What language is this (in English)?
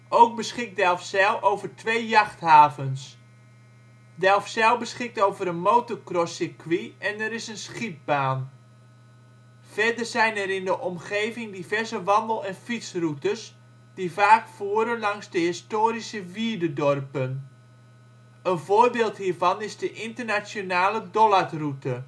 Dutch